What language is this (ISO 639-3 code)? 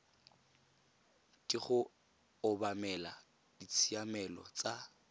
tsn